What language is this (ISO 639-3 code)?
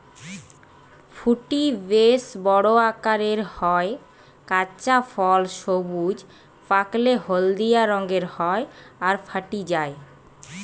ben